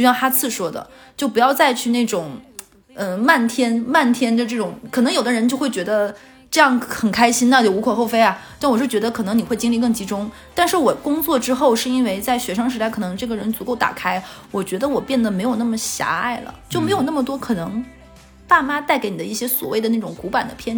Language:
Chinese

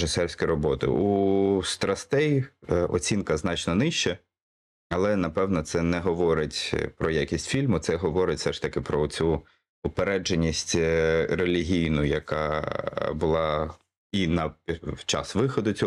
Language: Ukrainian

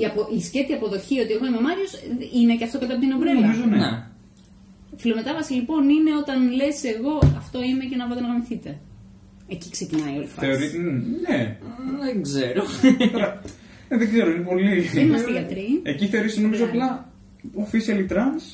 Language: Greek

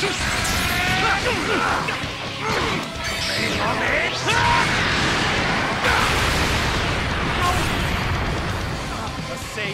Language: English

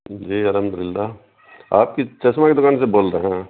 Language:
Urdu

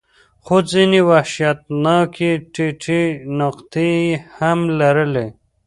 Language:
Pashto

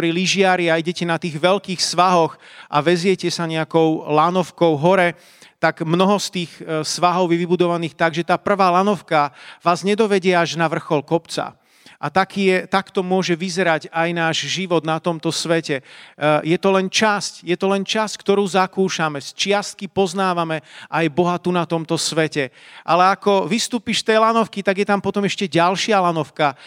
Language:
Slovak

